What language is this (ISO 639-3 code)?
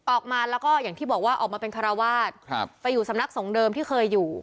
tha